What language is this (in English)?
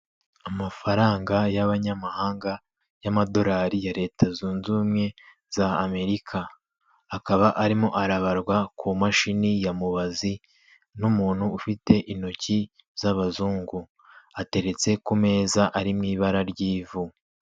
Kinyarwanda